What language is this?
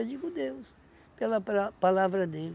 Portuguese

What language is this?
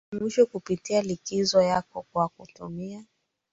Swahili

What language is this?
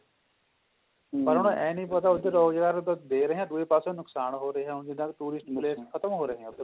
Punjabi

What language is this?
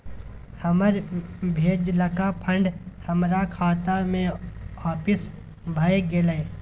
Maithili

